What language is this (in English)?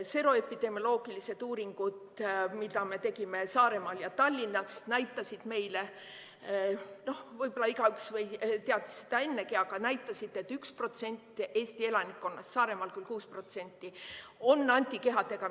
Estonian